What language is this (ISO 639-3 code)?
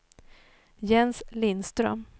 swe